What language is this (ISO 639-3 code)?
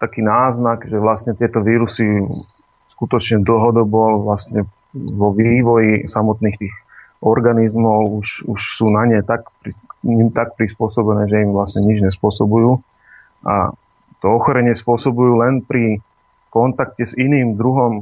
slk